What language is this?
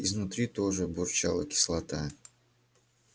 Russian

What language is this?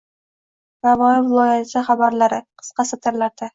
Uzbek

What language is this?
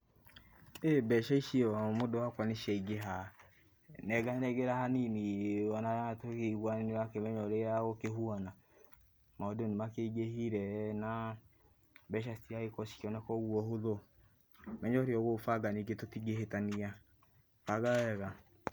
Kikuyu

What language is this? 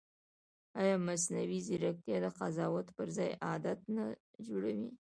Pashto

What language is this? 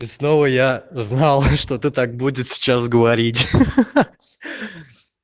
Russian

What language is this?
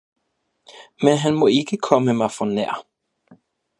Danish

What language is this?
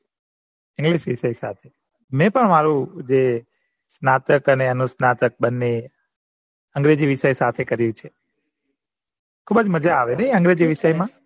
Gujarati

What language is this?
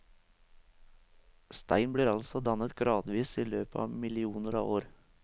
Norwegian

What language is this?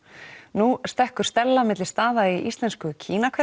Icelandic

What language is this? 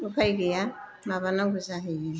Bodo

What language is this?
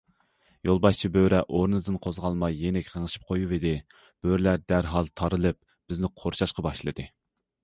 Uyghur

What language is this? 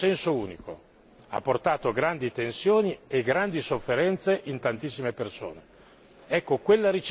Italian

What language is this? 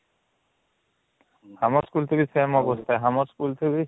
Odia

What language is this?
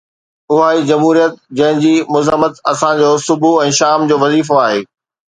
Sindhi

